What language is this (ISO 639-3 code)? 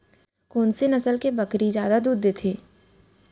hne